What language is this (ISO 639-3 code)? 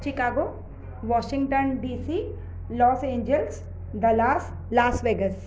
snd